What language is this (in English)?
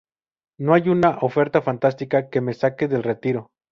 Spanish